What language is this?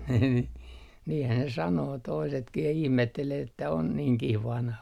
Finnish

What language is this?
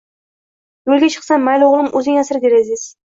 Uzbek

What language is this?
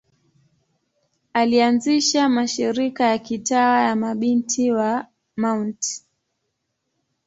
Swahili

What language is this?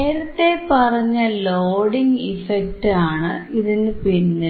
Malayalam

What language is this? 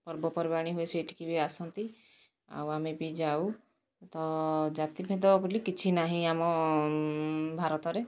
Odia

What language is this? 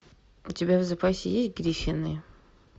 Russian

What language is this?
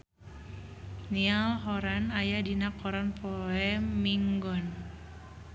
Sundanese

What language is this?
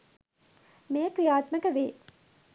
Sinhala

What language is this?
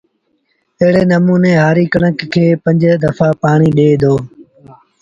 Sindhi Bhil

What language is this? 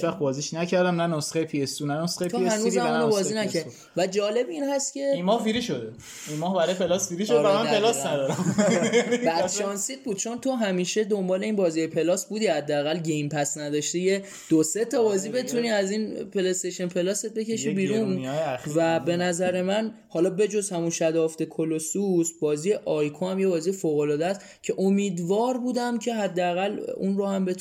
Persian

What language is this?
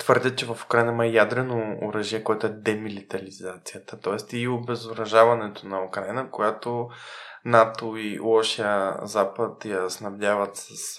Bulgarian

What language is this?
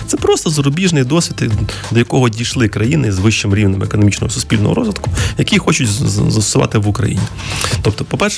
Ukrainian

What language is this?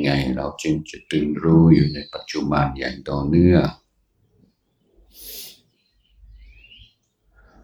Thai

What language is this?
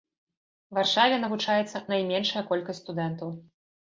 Belarusian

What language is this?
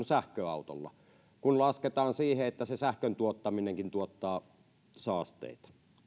Finnish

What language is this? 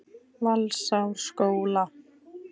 Icelandic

